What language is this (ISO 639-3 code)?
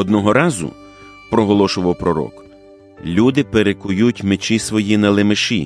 ukr